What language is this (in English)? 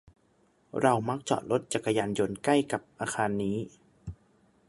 Thai